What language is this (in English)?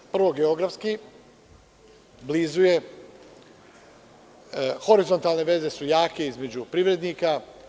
Serbian